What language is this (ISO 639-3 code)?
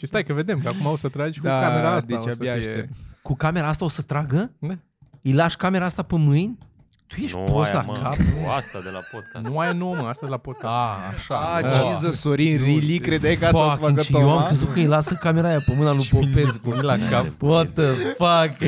ron